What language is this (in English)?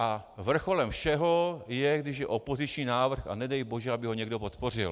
Czech